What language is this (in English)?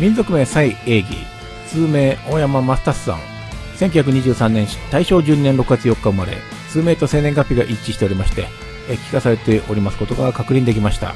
Japanese